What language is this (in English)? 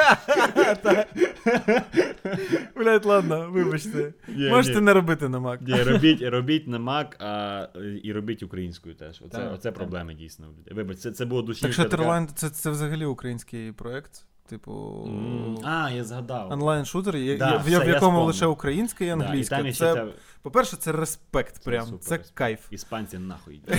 Ukrainian